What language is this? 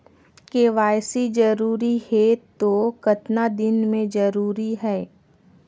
Chhattisgarhi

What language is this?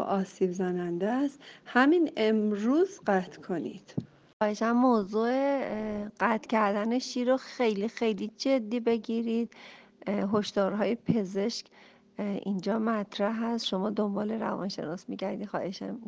Persian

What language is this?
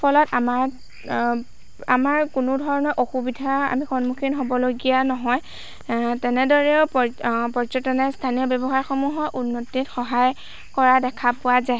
Assamese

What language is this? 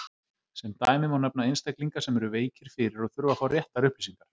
Icelandic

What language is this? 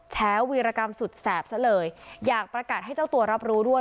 Thai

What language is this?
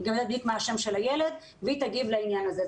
Hebrew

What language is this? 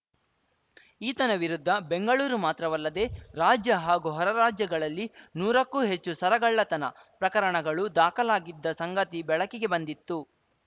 Kannada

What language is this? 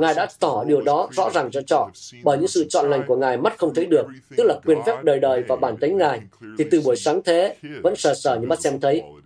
Vietnamese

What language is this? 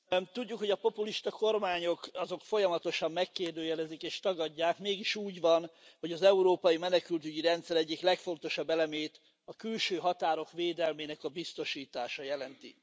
Hungarian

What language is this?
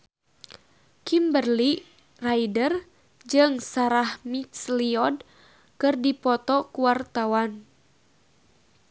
Sundanese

